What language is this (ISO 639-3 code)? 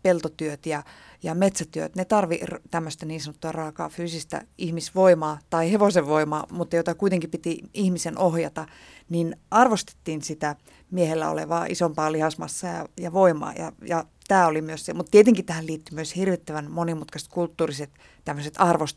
fin